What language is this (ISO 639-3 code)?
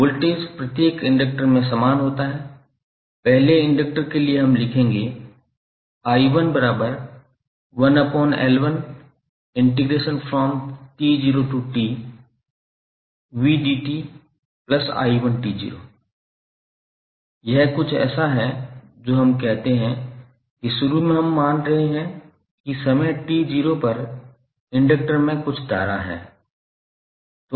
hin